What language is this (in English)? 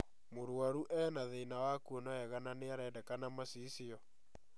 Kikuyu